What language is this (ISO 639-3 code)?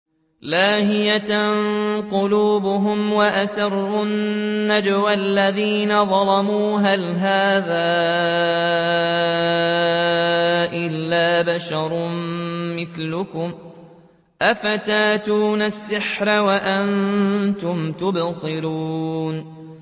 ara